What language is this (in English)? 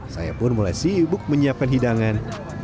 Indonesian